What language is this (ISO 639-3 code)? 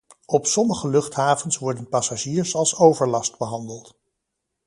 nld